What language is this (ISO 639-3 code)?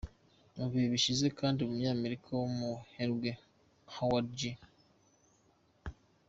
kin